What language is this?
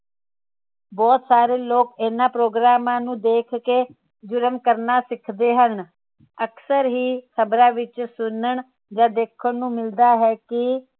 Punjabi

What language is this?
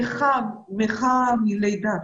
Hebrew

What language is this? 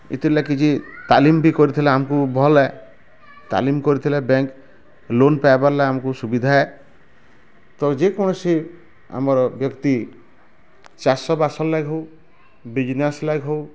Odia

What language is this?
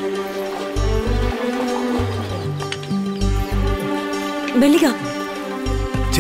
Telugu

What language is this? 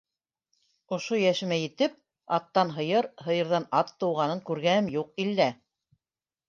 Bashkir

